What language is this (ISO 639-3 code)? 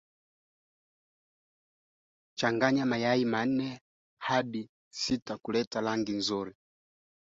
swa